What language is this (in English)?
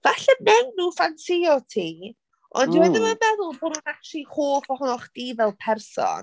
Welsh